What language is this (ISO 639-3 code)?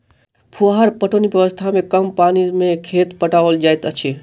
mai